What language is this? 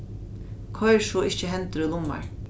Faroese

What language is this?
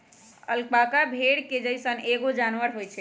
Magahi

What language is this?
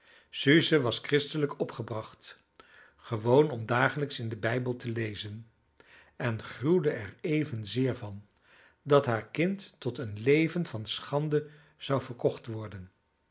Dutch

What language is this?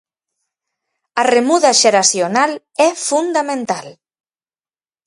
Galician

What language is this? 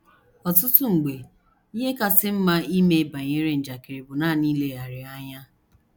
Igbo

